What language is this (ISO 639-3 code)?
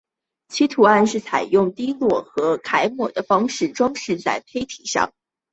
zho